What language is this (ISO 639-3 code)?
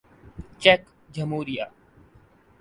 urd